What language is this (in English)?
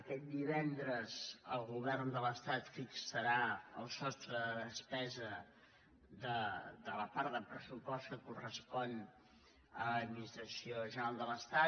Catalan